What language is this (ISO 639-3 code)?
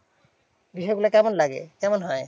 ben